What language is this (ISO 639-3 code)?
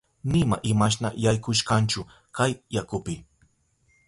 qup